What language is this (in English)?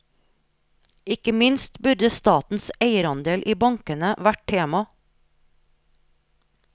Norwegian